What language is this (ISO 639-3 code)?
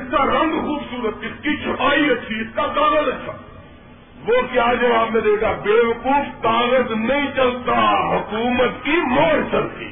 urd